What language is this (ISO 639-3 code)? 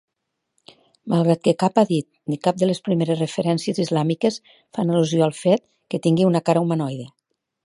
cat